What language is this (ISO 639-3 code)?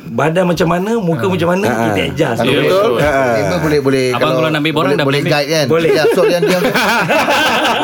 msa